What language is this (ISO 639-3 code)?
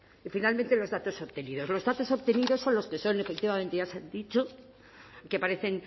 spa